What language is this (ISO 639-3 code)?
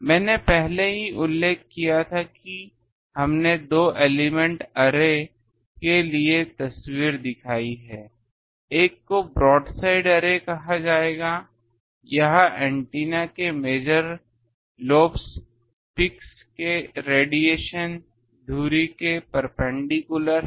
hin